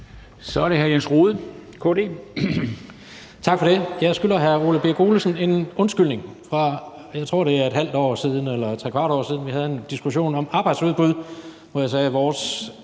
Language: Danish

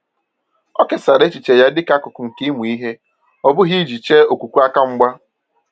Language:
Igbo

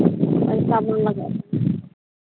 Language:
Santali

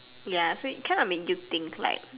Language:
English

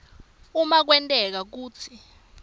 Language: Swati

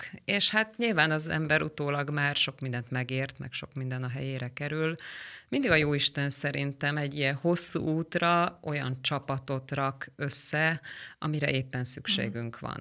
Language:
Hungarian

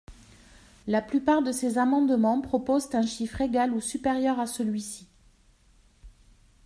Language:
French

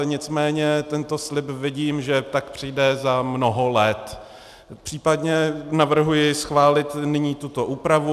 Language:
Czech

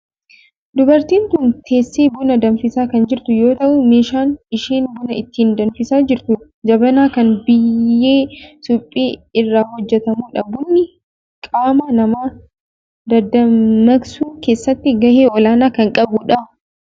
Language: Oromo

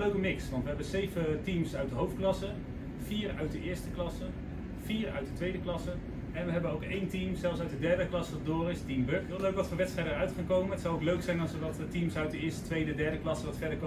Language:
Dutch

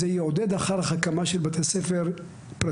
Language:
Hebrew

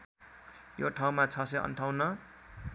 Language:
Nepali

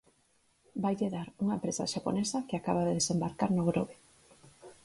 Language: Galician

